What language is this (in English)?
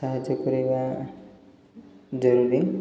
Odia